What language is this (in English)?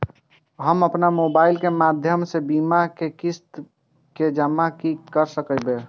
Maithili